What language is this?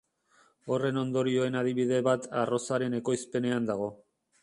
Basque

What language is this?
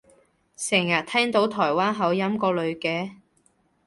Cantonese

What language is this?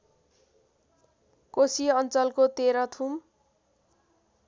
Nepali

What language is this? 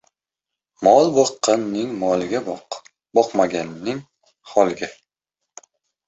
Uzbek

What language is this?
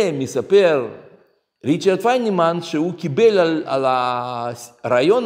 Hebrew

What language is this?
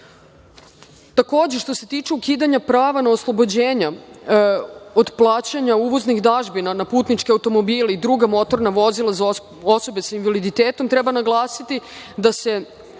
Serbian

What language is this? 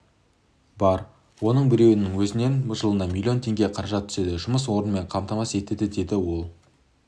Kazakh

